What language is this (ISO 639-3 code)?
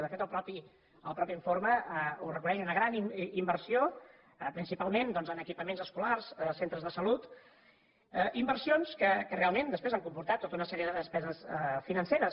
cat